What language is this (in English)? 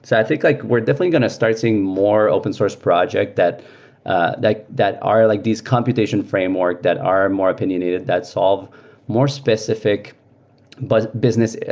English